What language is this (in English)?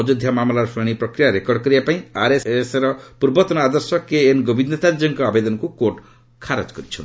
Odia